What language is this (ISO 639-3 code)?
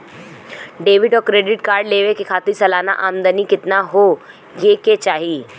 bho